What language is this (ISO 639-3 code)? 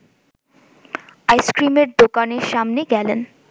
ben